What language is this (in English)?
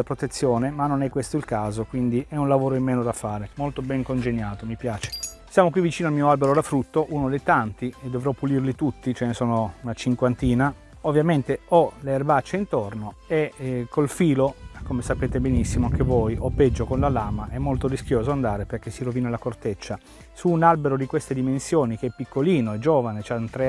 Italian